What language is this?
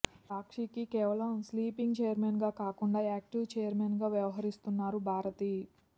Telugu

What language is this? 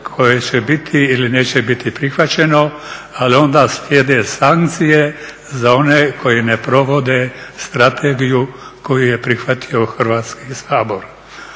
Croatian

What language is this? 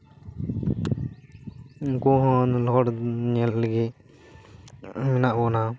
Santali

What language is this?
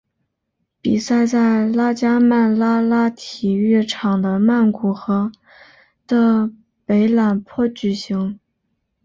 Chinese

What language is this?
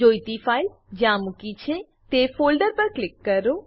Gujarati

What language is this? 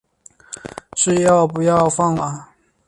Chinese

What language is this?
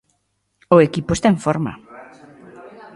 Galician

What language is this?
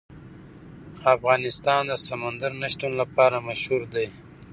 Pashto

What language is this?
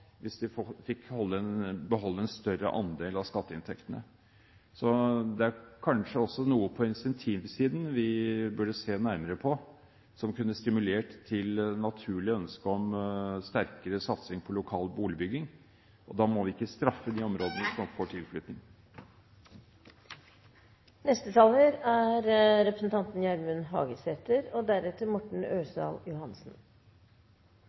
Norwegian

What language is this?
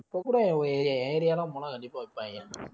Tamil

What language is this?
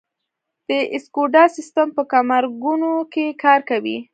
Pashto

